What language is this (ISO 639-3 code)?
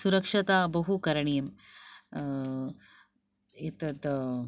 san